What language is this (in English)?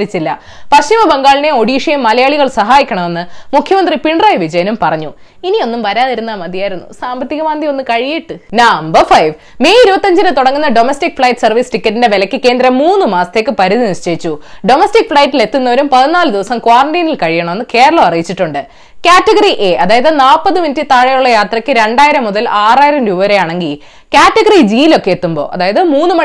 Malayalam